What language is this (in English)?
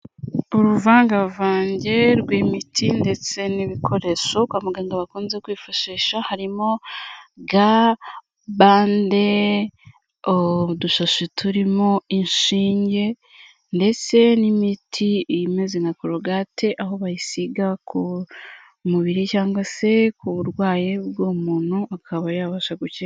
Kinyarwanda